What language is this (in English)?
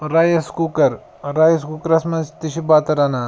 Kashmiri